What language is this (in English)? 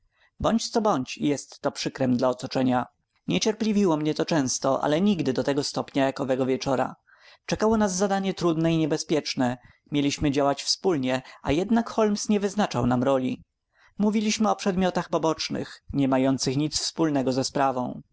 Polish